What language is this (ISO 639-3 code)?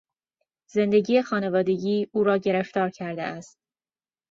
fas